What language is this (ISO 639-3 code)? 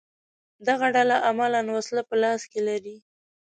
pus